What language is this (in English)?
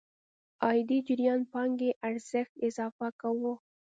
Pashto